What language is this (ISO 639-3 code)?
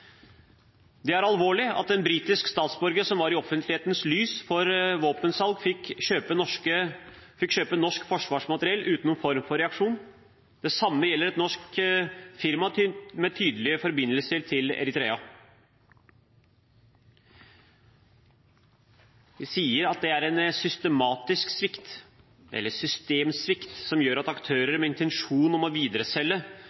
nob